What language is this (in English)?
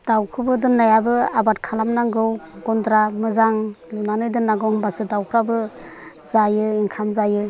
Bodo